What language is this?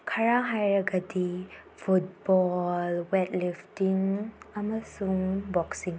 Manipuri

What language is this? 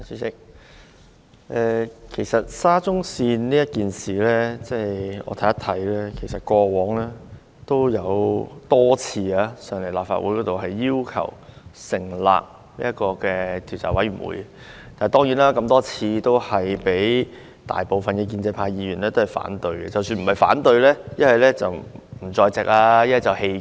Cantonese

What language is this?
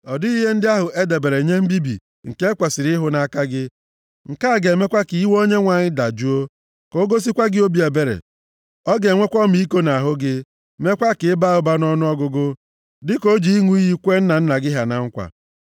Igbo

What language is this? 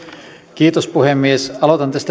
Finnish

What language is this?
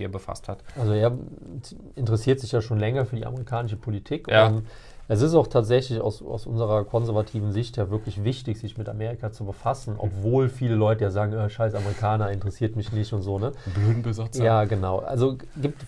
German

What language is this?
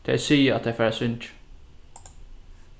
Faroese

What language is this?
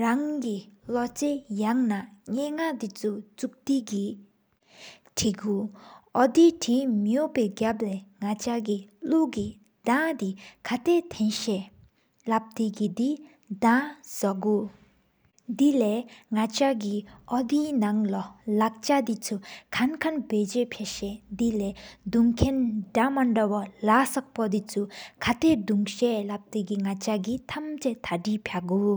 Sikkimese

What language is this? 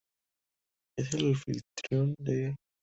Spanish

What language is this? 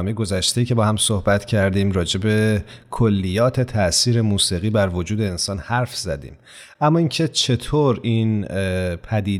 Persian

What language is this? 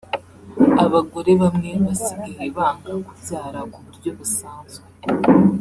Kinyarwanda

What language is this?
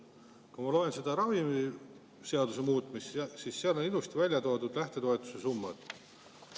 Estonian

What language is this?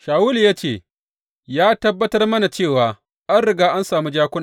Hausa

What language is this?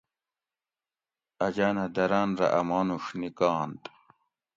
Gawri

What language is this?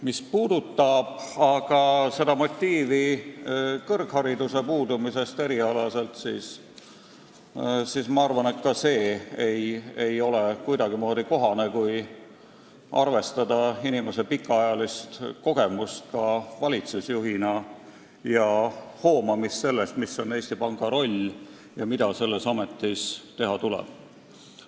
Estonian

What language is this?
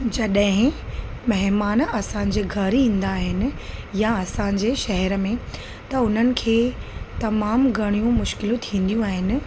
Sindhi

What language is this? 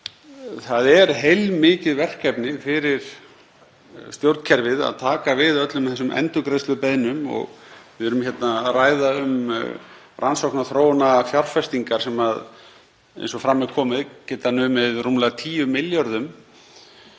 Icelandic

